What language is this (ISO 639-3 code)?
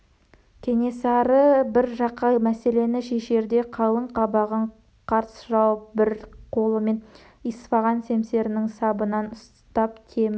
kaz